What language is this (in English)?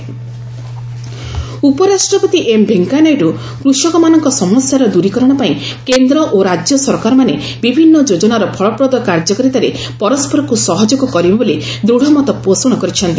Odia